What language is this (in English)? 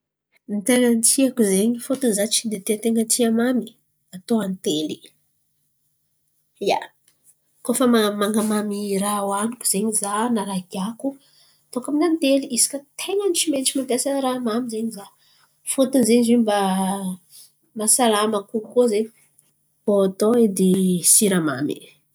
Antankarana Malagasy